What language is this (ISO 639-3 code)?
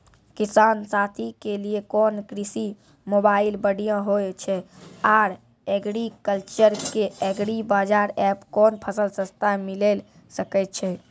mai